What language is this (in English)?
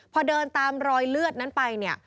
Thai